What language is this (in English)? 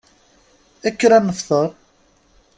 Kabyle